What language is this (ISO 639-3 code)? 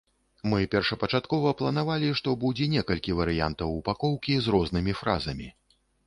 bel